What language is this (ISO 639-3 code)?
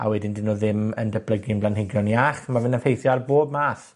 cym